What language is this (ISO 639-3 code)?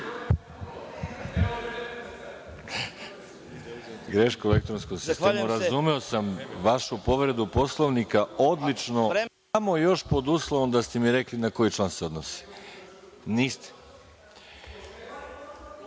srp